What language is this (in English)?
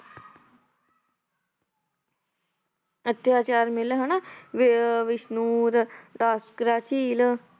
Punjabi